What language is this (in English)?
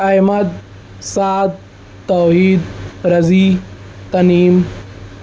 Urdu